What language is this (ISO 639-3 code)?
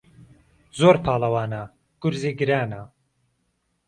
ckb